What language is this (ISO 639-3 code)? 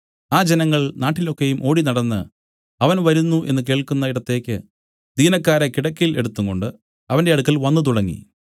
mal